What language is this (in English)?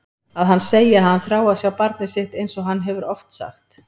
Icelandic